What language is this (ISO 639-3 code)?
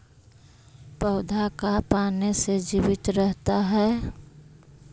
mag